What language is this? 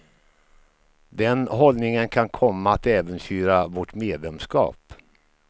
Swedish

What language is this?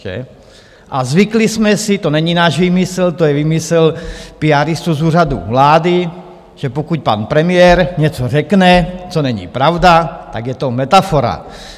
Czech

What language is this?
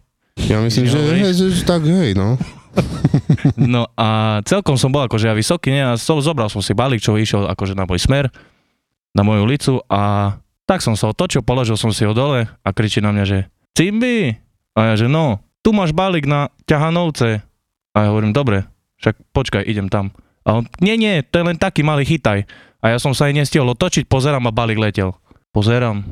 Slovak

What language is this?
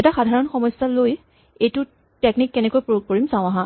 Assamese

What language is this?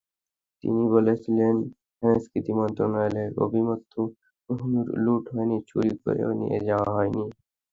Bangla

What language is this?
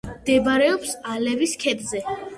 Georgian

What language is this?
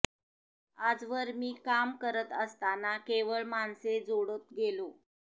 Marathi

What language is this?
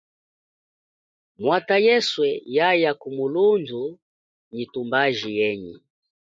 Chokwe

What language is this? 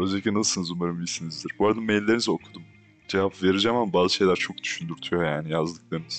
Turkish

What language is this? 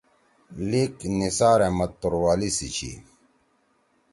Torwali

